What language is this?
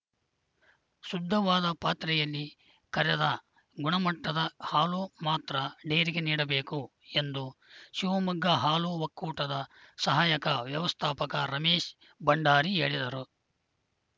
Kannada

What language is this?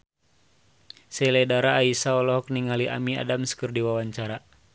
Sundanese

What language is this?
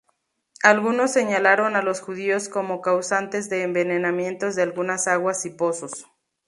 Spanish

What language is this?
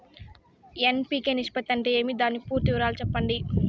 Telugu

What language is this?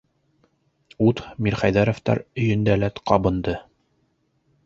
Bashkir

